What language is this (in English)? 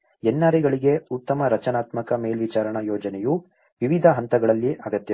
Kannada